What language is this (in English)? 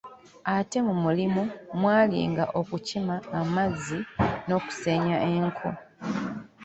Ganda